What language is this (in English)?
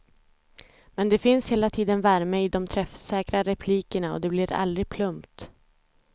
Swedish